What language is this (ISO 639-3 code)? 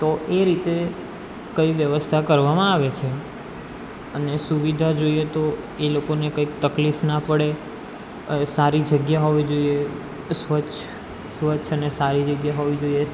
guj